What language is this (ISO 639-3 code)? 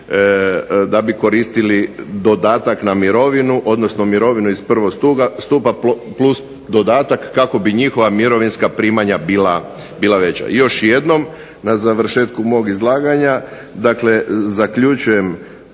hrv